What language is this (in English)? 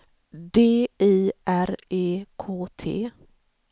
Swedish